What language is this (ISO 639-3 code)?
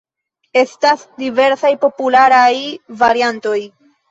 epo